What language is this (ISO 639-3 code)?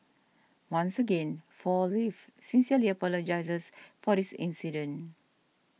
eng